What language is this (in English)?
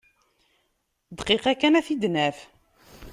Kabyle